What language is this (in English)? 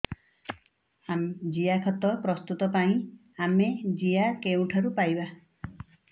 Odia